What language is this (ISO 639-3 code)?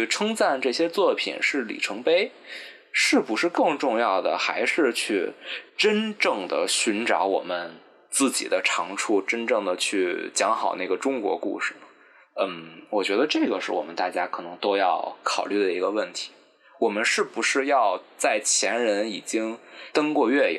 zho